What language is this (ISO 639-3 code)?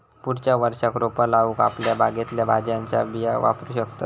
mar